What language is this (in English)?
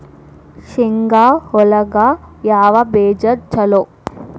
Kannada